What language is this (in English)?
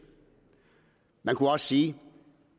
Danish